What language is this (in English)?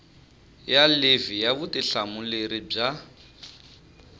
Tsonga